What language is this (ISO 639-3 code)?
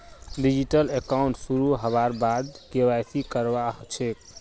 mag